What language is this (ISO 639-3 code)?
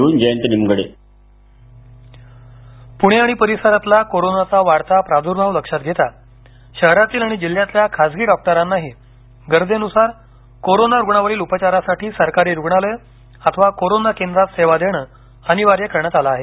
mar